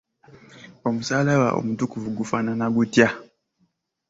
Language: Ganda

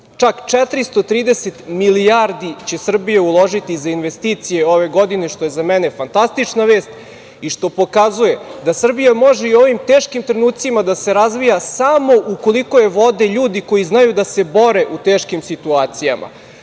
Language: Serbian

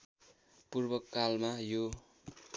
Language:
Nepali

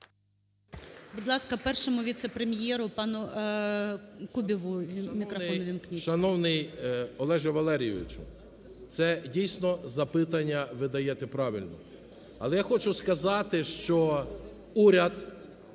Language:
Ukrainian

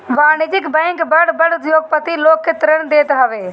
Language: Bhojpuri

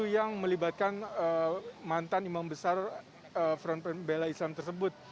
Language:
Indonesian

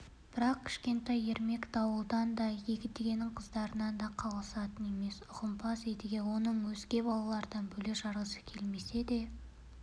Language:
Kazakh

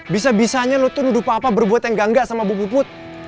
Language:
Indonesian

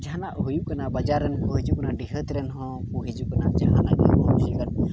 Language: Santali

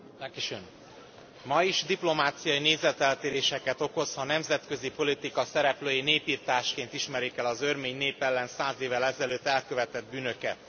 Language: Hungarian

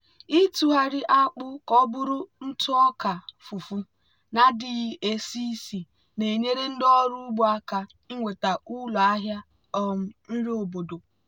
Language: Igbo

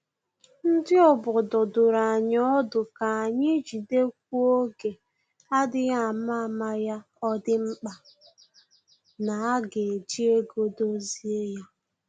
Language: Igbo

